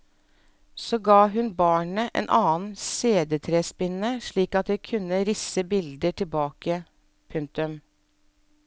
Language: Norwegian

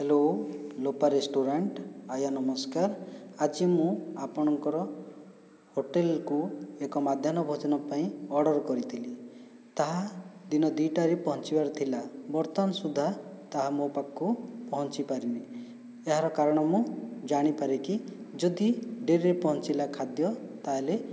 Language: Odia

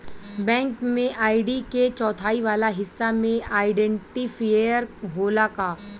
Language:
Bhojpuri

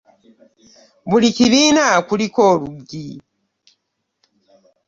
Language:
Ganda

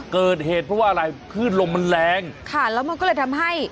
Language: Thai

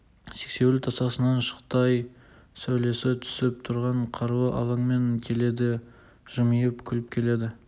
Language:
Kazakh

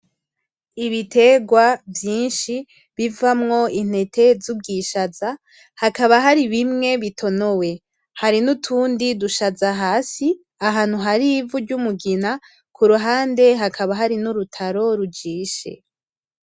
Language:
Rundi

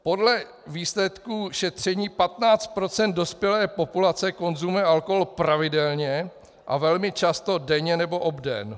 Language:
Czech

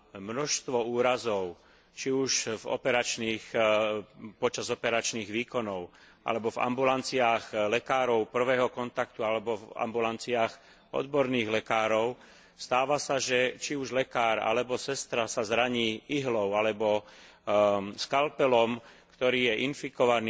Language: Slovak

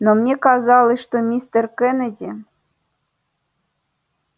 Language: Russian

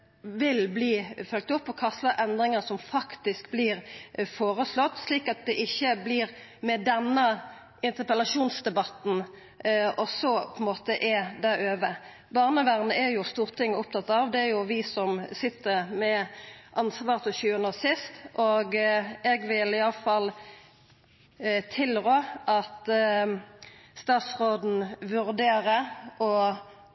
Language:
Norwegian Nynorsk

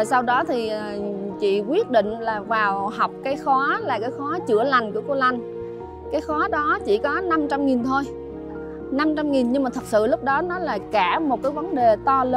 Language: Vietnamese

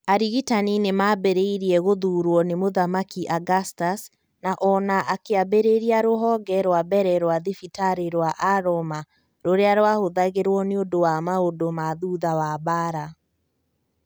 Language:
Kikuyu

